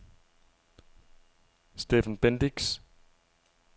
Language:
Danish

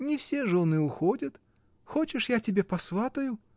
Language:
Russian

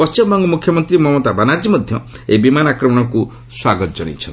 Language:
Odia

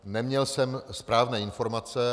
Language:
Czech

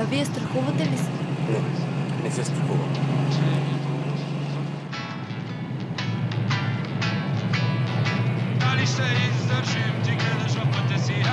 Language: Bulgarian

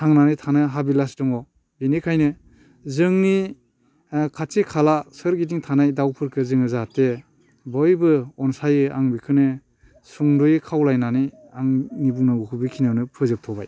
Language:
Bodo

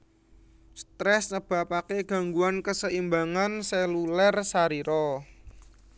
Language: Javanese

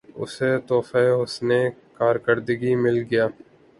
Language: Urdu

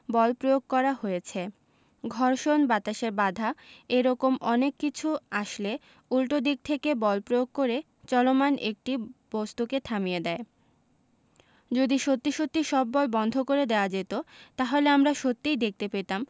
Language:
Bangla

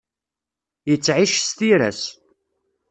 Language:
Kabyle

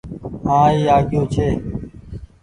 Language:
Goaria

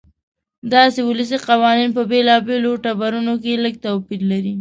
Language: Pashto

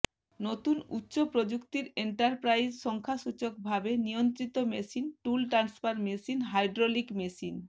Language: Bangla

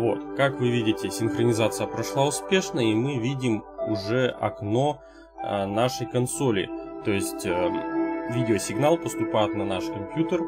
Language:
Russian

